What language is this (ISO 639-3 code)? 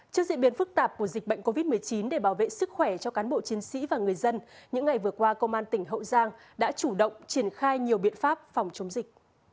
vie